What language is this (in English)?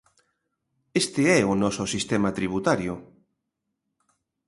Galician